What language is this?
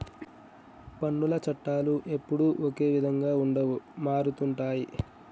Telugu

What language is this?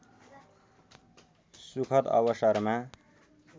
Nepali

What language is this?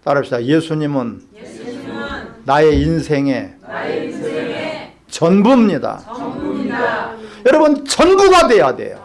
Korean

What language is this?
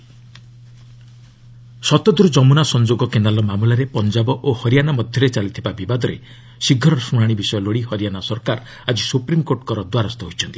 Odia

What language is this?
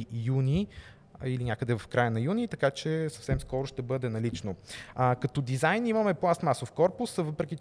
Bulgarian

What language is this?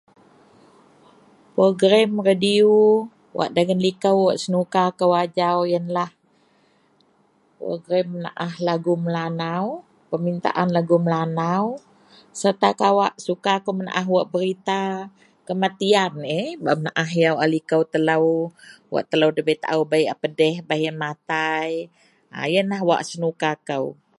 Central Melanau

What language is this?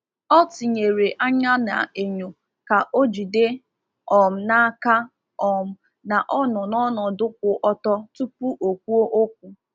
Igbo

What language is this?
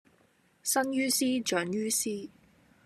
Cantonese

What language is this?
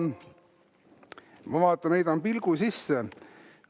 Estonian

